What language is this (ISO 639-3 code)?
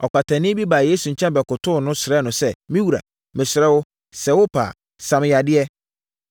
aka